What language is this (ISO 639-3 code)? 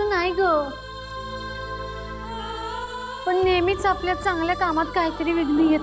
mar